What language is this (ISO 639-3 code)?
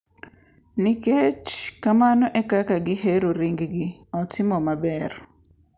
luo